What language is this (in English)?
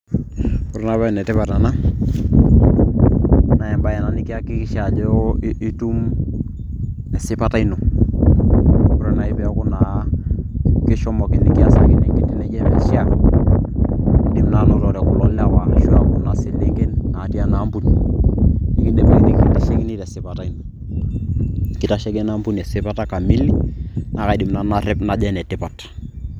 Masai